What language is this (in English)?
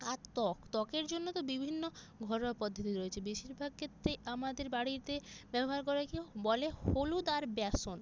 Bangla